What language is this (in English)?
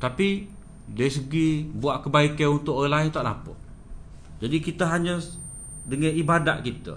Malay